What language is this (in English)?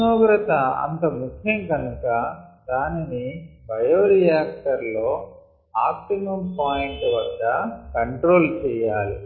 Telugu